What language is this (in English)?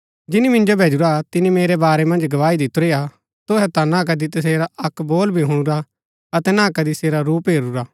Gaddi